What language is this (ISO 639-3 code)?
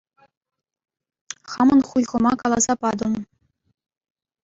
chv